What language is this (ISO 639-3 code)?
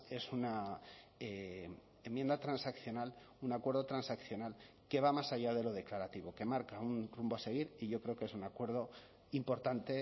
spa